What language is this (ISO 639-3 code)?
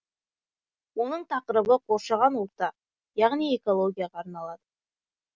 kaz